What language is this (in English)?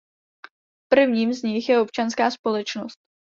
Czech